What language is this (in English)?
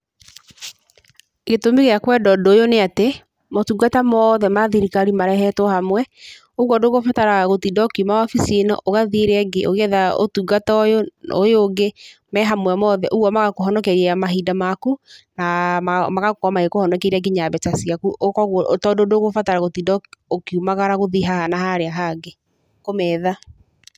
Kikuyu